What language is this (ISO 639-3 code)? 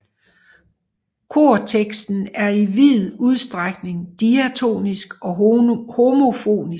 dan